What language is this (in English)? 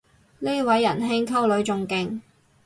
Cantonese